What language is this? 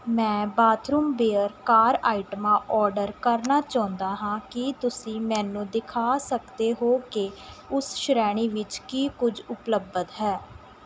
Punjabi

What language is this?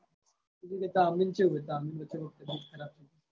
Gujarati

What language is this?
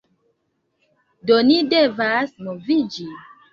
Esperanto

